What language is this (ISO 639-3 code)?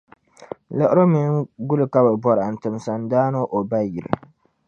dag